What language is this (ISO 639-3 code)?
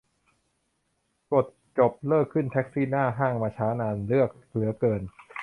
tha